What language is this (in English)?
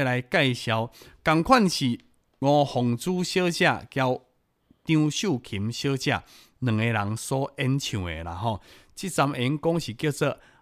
Chinese